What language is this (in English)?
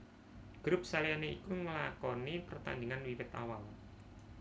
Javanese